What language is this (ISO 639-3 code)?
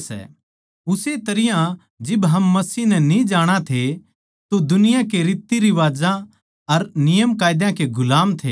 bgc